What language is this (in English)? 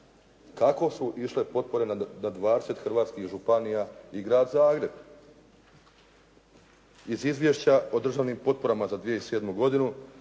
Croatian